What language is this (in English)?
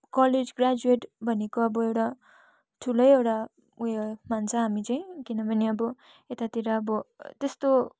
Nepali